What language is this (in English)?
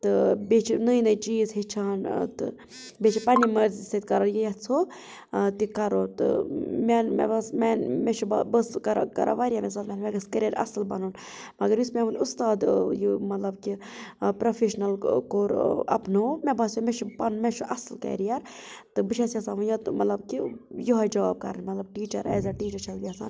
Kashmiri